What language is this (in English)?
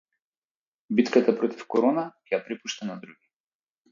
Macedonian